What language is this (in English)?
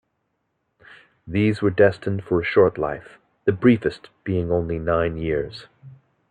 English